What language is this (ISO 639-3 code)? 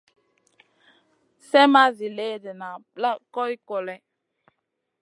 mcn